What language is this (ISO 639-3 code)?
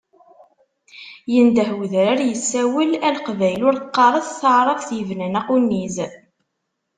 kab